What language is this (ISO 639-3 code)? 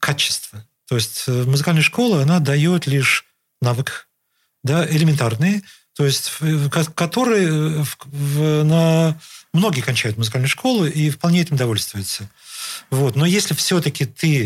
rus